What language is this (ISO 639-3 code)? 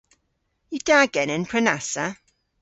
cor